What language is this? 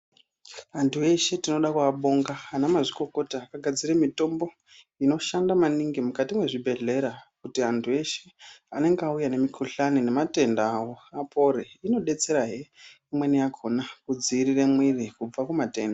Ndau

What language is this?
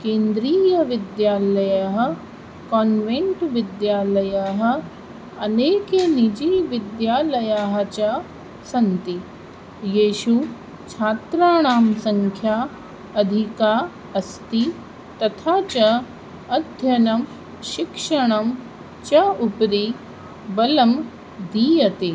Sanskrit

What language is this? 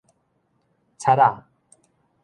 Min Nan Chinese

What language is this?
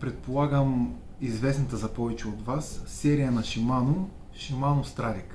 Bulgarian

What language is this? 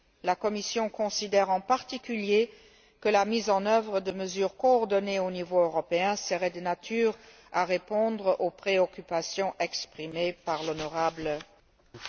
French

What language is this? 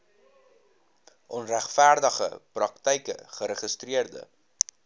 Afrikaans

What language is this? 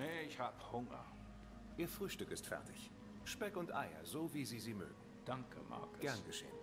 German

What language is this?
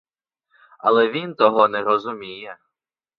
Ukrainian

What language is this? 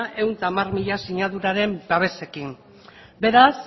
Basque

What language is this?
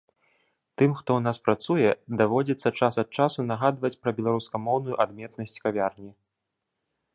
Belarusian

